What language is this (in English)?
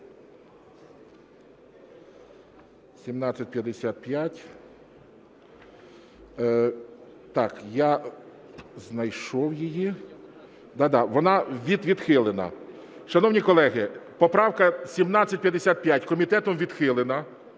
Ukrainian